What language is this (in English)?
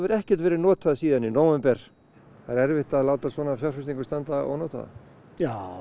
Icelandic